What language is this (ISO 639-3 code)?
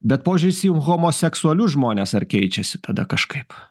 lit